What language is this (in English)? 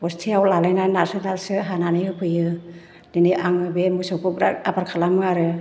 Bodo